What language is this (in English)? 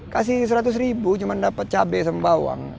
Indonesian